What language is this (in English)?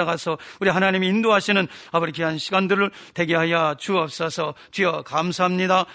Korean